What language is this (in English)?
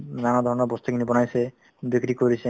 Assamese